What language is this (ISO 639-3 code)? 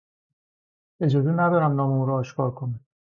fas